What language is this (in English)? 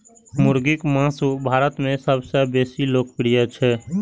Maithili